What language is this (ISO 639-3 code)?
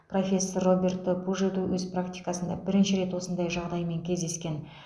kaz